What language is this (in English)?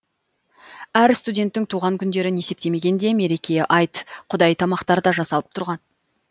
Kazakh